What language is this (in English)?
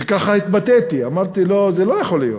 Hebrew